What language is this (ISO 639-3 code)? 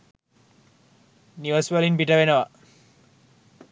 sin